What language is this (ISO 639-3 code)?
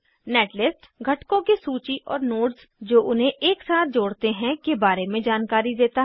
hin